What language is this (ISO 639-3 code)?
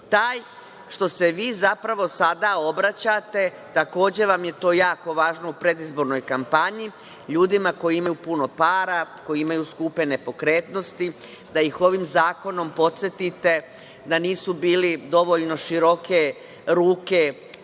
srp